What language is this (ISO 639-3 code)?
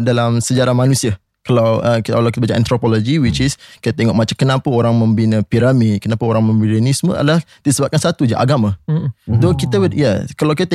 msa